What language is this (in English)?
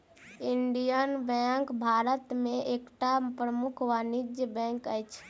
Maithili